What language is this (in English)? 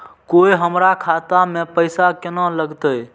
Maithili